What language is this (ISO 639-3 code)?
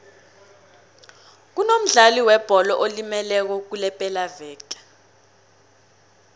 nbl